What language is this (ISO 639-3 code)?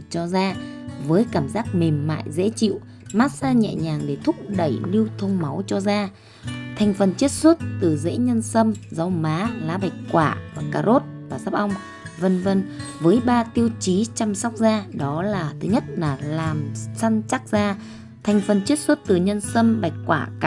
vie